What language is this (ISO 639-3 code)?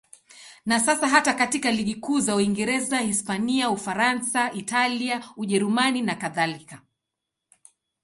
swa